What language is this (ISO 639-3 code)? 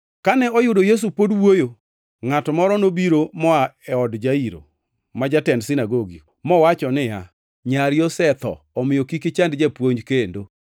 luo